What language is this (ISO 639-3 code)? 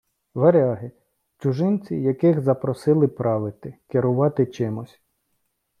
ukr